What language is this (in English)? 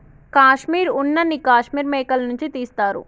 Telugu